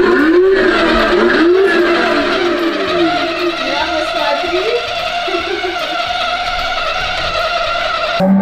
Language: Russian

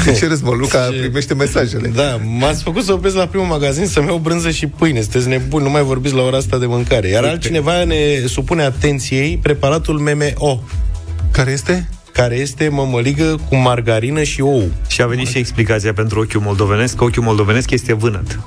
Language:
Romanian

